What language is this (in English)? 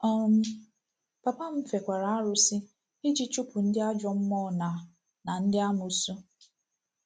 Igbo